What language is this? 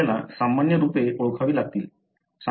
Marathi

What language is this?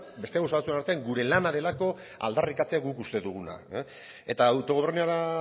Basque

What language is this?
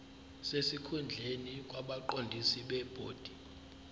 Zulu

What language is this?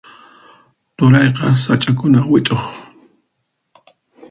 Puno Quechua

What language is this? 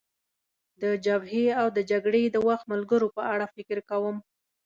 Pashto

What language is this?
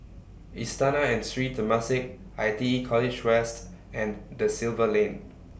English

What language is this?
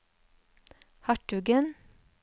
Norwegian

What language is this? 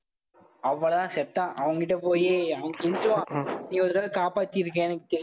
Tamil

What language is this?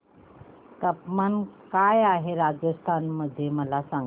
Marathi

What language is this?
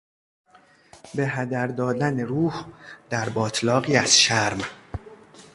Persian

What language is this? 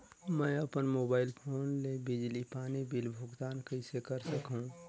Chhattisgarhi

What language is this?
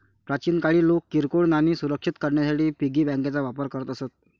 Marathi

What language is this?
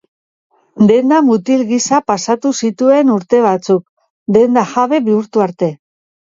Basque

